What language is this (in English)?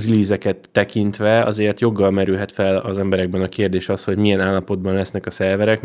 Hungarian